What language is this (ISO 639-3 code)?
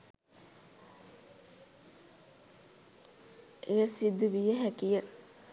sin